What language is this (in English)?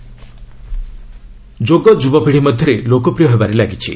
Odia